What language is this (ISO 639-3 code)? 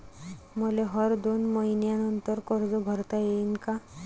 mar